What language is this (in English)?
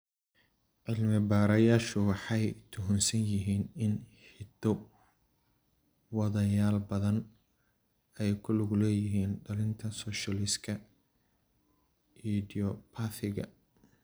Somali